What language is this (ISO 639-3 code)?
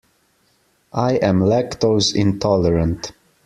eng